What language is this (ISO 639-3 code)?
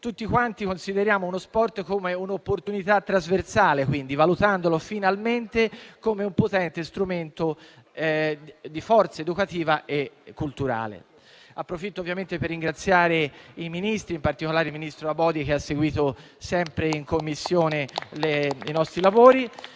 ita